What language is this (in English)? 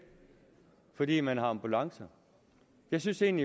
Danish